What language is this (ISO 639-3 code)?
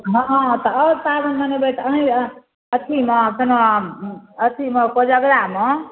mai